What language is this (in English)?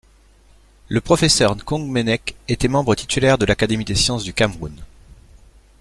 French